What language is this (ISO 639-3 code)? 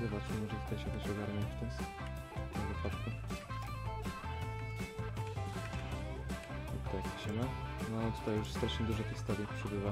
pol